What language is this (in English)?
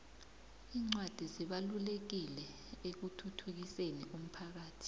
South Ndebele